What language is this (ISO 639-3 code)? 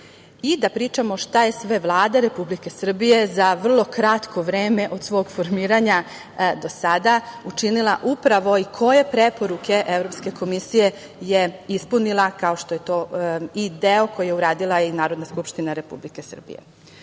srp